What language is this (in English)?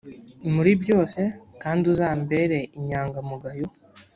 Kinyarwanda